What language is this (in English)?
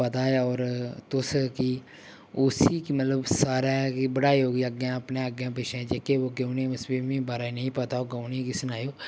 Dogri